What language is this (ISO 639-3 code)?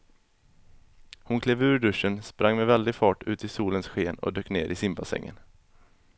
swe